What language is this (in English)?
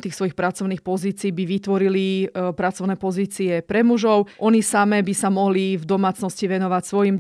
Slovak